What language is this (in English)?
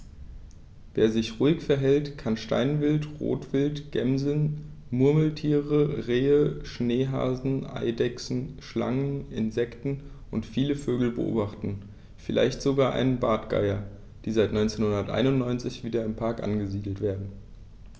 German